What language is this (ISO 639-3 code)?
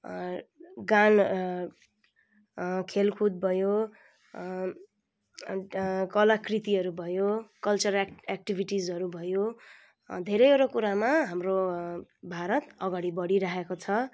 nep